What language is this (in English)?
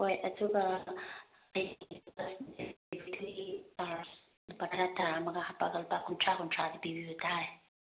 Manipuri